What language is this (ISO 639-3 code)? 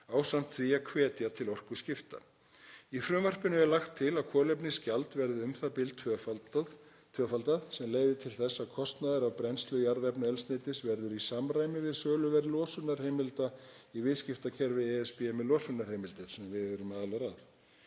isl